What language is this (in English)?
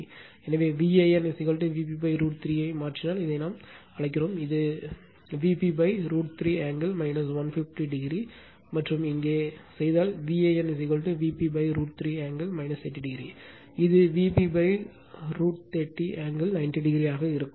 Tamil